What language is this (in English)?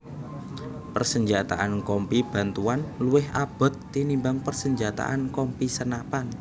Javanese